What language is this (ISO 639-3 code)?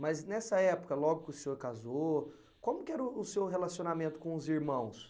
por